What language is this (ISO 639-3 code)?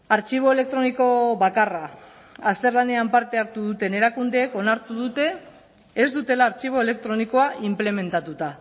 eus